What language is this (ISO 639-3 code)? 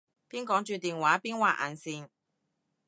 yue